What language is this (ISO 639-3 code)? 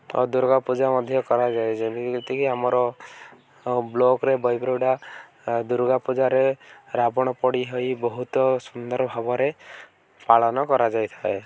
ori